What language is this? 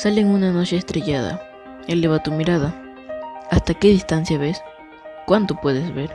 Spanish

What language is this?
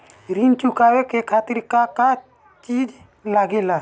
Bhojpuri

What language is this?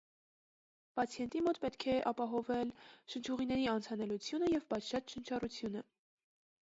Armenian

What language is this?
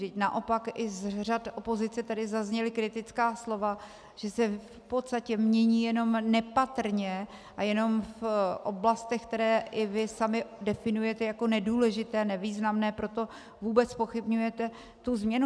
Czech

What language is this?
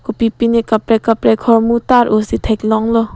Karbi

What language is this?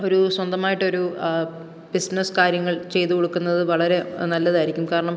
Malayalam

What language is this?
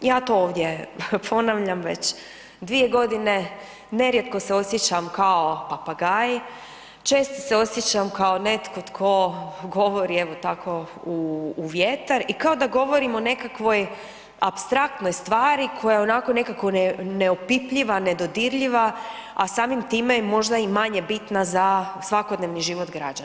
Croatian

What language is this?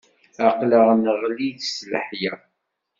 Kabyle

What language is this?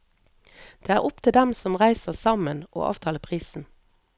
Norwegian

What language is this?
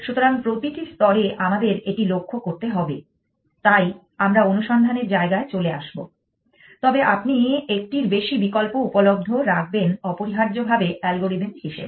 Bangla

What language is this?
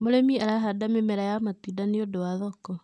Kikuyu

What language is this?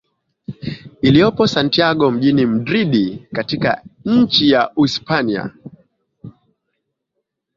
Swahili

